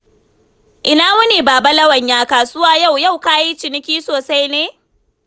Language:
Hausa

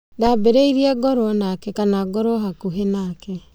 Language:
Kikuyu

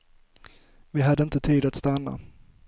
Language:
Swedish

